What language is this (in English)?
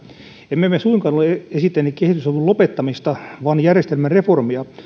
Finnish